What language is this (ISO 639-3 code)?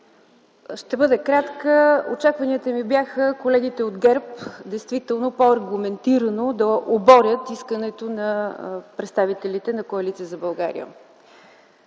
bul